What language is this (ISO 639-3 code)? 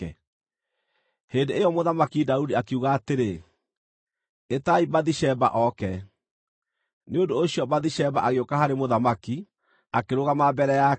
kik